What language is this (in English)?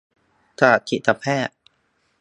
Thai